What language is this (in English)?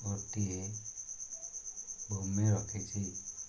Odia